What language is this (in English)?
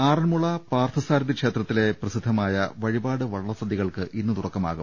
Malayalam